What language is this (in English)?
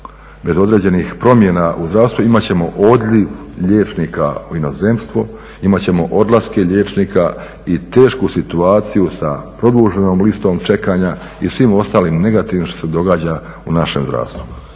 Croatian